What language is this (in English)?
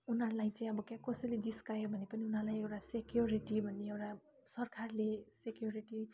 Nepali